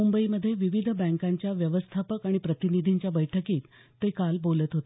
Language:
Marathi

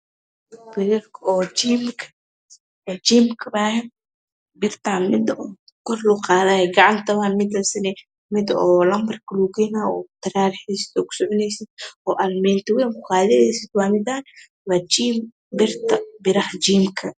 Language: Somali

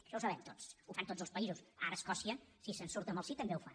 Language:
Catalan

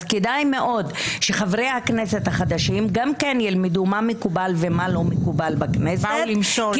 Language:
Hebrew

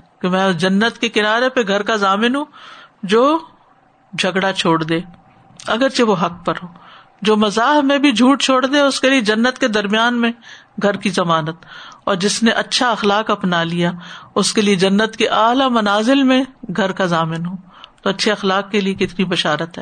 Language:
Urdu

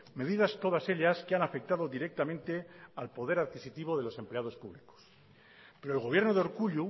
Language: Spanish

